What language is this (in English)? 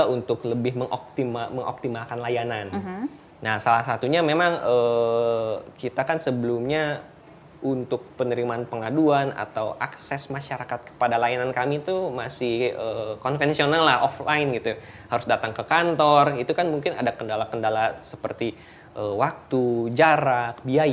Indonesian